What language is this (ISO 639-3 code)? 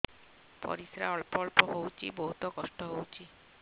ori